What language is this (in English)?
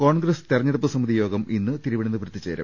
Malayalam